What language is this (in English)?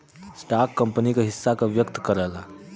Bhojpuri